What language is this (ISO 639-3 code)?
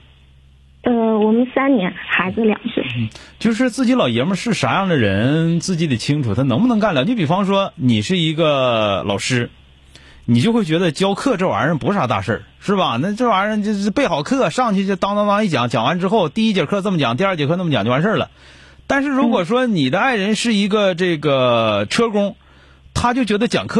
zho